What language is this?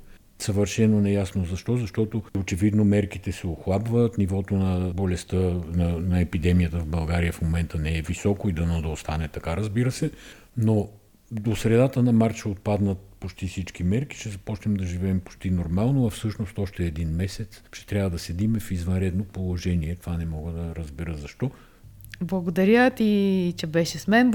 Bulgarian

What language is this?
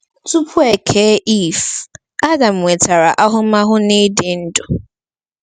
Igbo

